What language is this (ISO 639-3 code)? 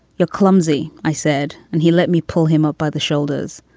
eng